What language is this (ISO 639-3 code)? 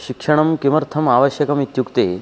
san